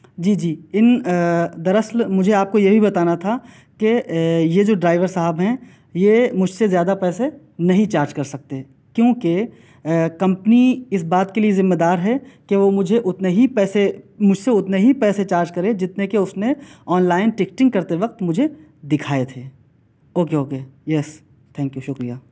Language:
Urdu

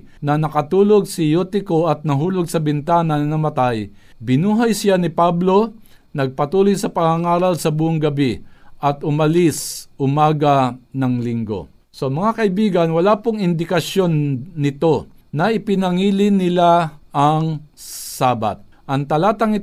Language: Filipino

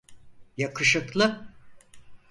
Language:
Turkish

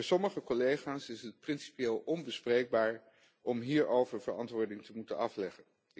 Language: Dutch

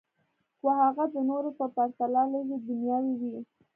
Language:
Pashto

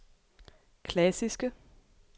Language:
Danish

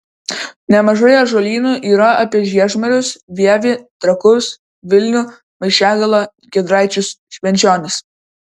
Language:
Lithuanian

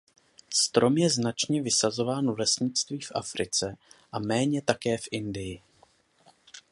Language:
Czech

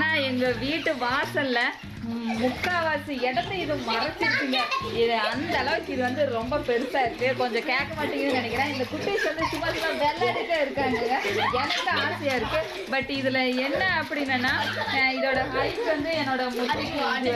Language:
Hindi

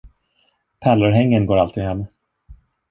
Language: Swedish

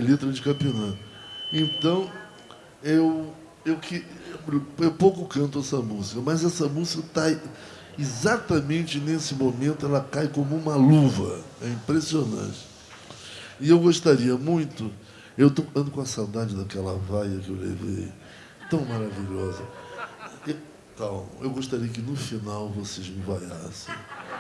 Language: Portuguese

